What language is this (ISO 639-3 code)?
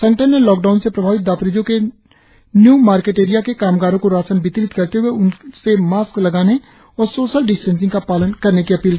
hin